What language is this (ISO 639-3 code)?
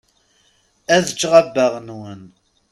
kab